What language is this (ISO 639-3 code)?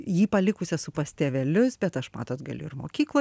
lit